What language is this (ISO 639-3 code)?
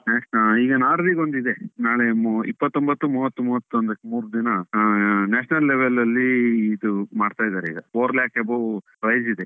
kan